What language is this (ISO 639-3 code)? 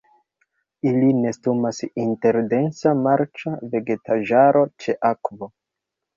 epo